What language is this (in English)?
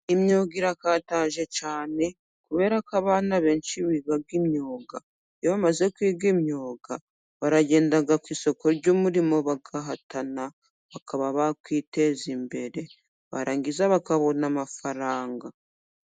Kinyarwanda